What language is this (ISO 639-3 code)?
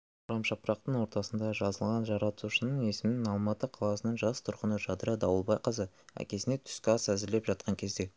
kaz